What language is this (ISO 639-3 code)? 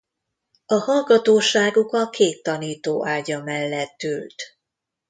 hun